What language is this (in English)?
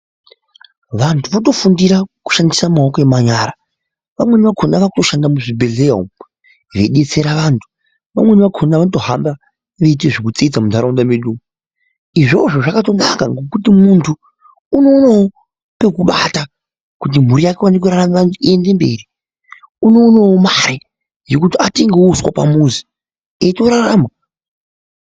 Ndau